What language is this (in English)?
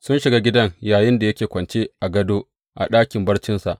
Hausa